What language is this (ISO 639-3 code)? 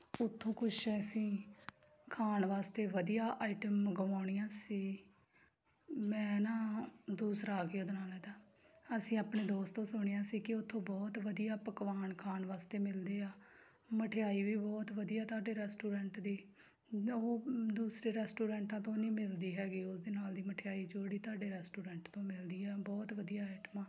pan